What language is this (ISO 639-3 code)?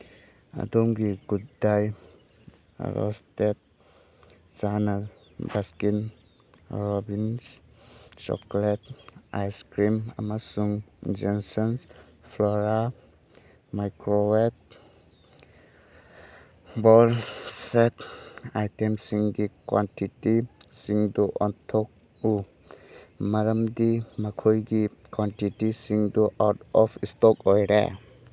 mni